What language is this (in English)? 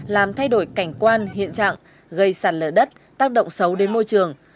Vietnamese